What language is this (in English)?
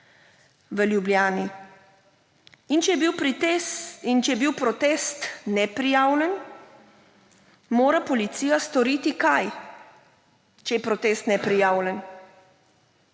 Slovenian